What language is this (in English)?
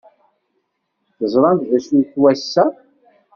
Kabyle